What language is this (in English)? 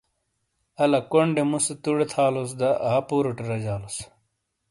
Shina